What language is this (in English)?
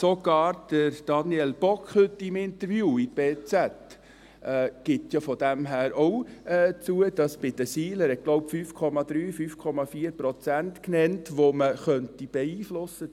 Swiss German